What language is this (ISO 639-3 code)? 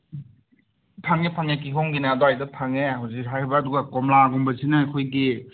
mni